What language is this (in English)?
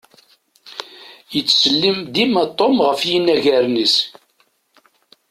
Kabyle